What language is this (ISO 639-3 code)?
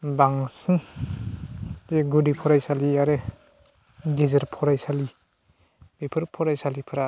brx